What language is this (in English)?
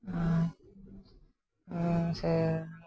Santali